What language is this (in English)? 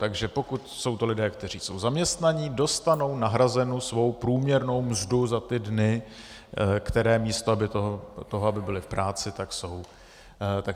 Czech